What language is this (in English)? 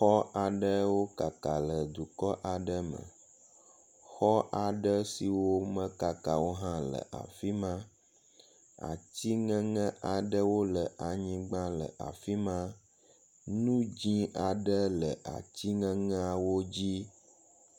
Ewe